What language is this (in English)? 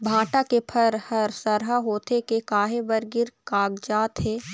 Chhattisgarhi